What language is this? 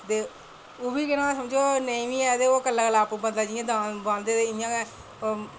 Dogri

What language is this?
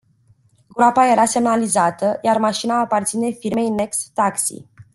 Romanian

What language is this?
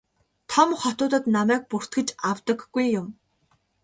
Mongolian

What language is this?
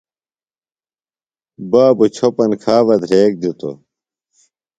Phalura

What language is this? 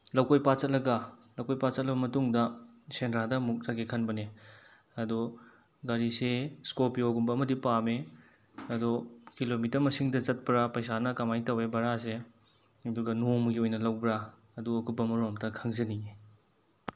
Manipuri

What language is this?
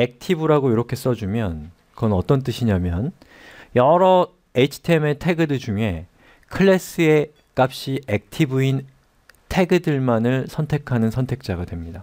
Korean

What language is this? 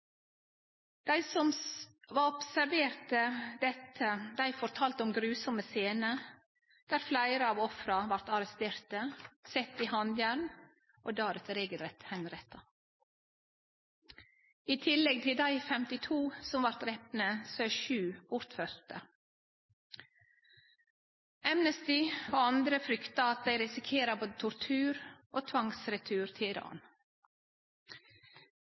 Norwegian Nynorsk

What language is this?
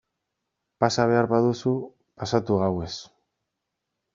Basque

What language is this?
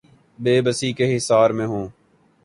Urdu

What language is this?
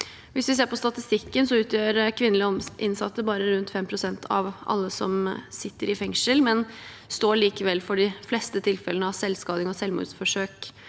Norwegian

